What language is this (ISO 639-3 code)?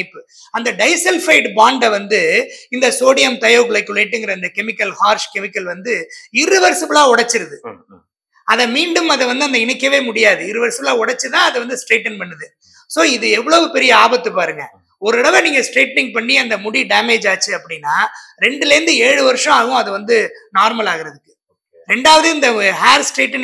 tam